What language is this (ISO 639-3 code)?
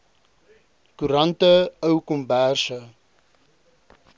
afr